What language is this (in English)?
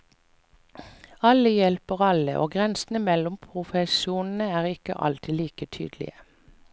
Norwegian